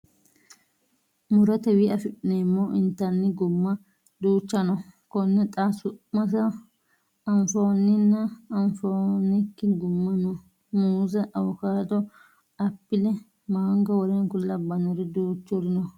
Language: Sidamo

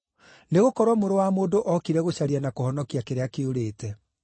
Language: Kikuyu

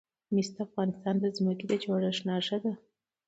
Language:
Pashto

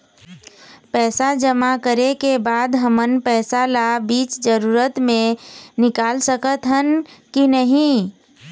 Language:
Chhattisgarhi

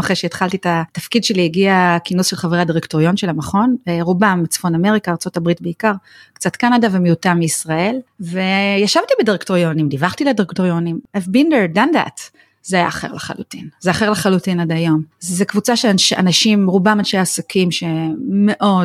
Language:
Hebrew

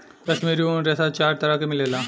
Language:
Bhojpuri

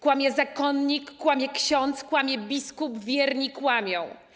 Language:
Polish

